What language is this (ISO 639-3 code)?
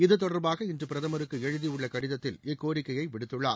tam